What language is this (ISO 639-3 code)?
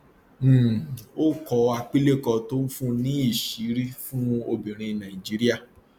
yor